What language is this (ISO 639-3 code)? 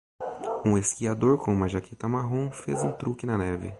por